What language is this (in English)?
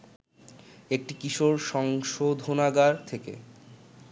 Bangla